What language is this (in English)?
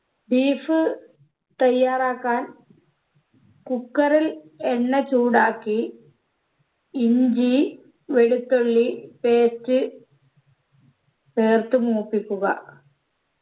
Malayalam